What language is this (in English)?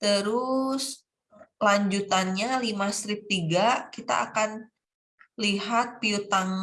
Indonesian